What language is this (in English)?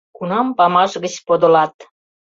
Mari